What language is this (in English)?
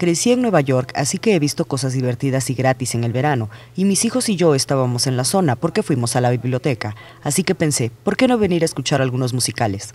Spanish